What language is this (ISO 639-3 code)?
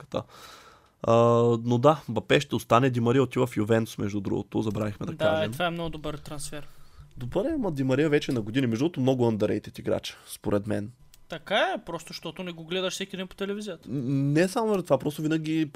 bul